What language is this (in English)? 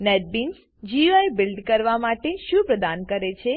Gujarati